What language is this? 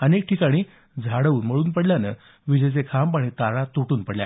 Marathi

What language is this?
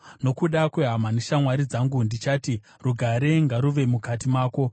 Shona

